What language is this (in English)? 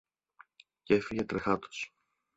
Greek